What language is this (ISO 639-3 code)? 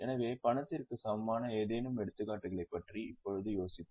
tam